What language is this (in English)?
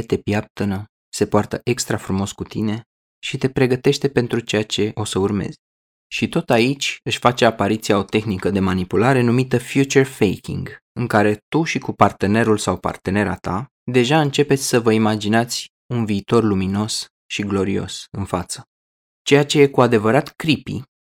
Romanian